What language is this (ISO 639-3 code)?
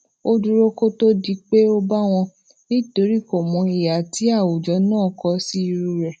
yor